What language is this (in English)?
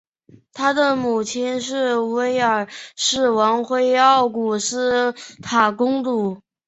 Chinese